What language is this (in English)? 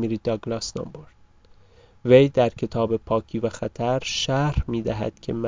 Persian